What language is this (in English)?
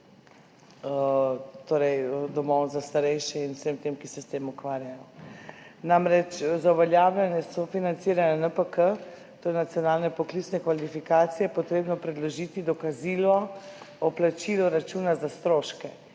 Slovenian